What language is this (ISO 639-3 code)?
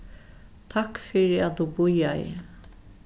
fao